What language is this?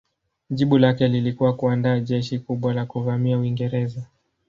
Swahili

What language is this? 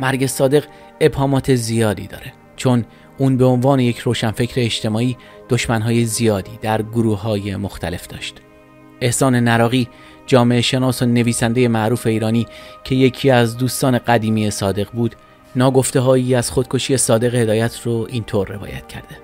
Persian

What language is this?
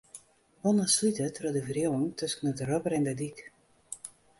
Western Frisian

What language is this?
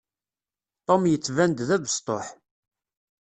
Kabyle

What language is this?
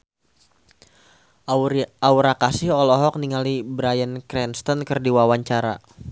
Sundanese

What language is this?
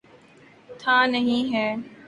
Urdu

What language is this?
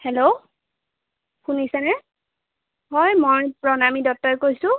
Assamese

